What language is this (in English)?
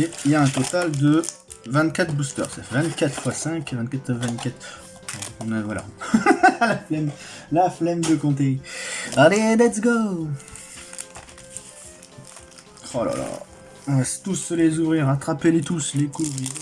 French